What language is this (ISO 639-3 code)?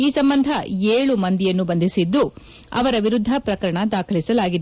kan